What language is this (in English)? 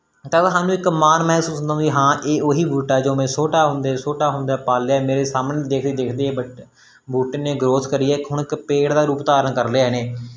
Punjabi